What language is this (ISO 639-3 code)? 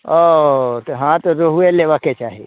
mai